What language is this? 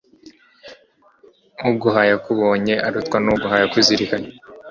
Kinyarwanda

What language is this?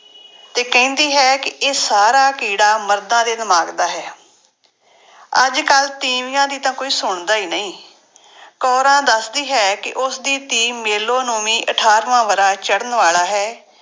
Punjabi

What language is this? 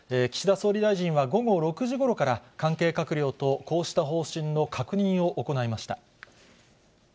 Japanese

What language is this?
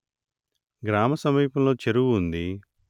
Telugu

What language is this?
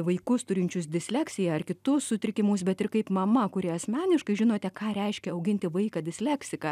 Lithuanian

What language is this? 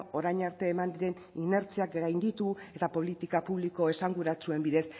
Basque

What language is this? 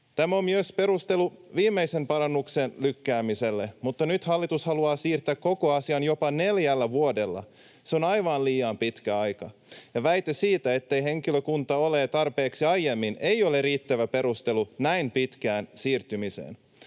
Finnish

